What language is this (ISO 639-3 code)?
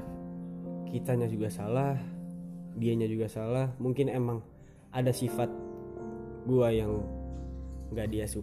ind